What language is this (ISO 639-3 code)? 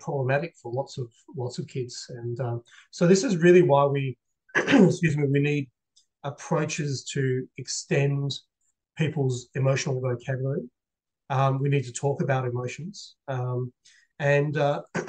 eng